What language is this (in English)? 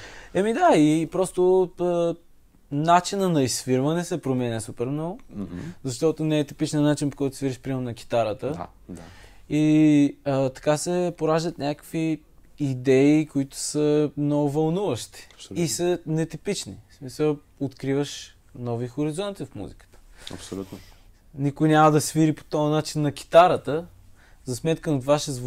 Bulgarian